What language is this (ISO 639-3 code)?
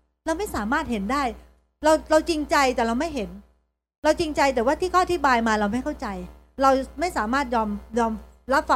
tha